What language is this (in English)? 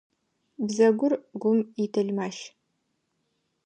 Adyghe